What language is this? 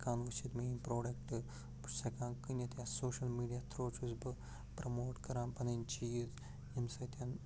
Kashmiri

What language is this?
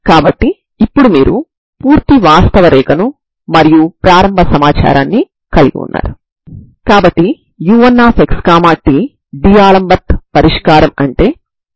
Telugu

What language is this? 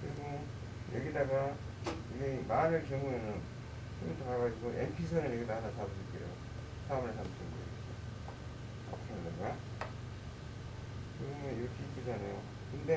Korean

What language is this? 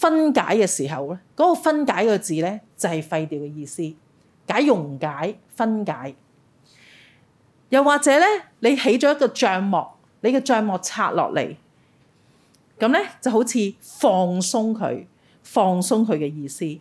Chinese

